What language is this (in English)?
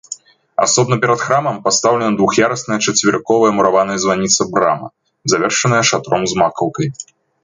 Belarusian